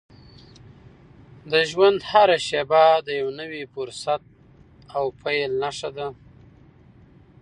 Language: Pashto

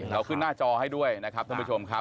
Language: Thai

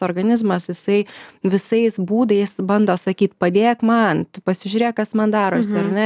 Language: Lithuanian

